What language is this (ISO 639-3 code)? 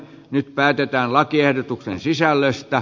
fin